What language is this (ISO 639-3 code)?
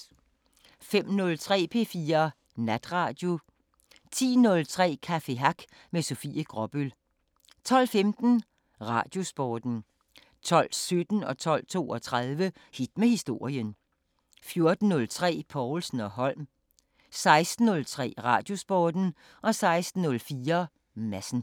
dan